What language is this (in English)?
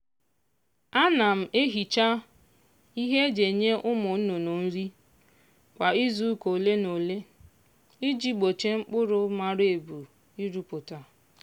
Igbo